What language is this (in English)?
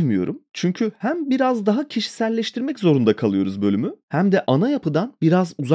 Turkish